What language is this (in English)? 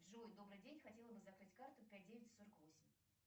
Russian